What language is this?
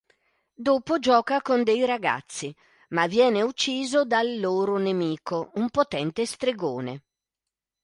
Italian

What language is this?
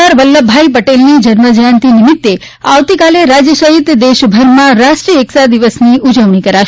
Gujarati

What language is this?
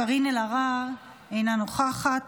Hebrew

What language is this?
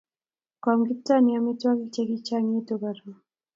Kalenjin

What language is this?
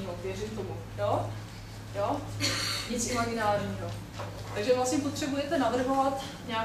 Czech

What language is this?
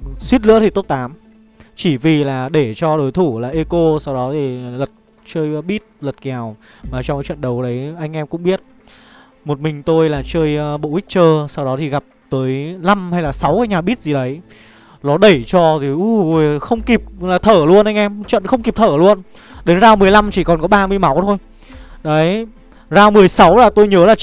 Vietnamese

